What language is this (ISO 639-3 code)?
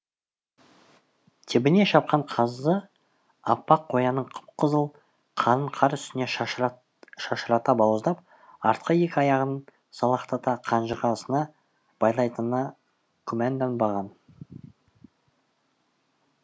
kaz